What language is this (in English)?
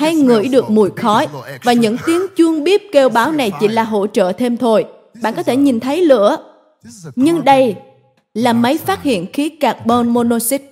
Vietnamese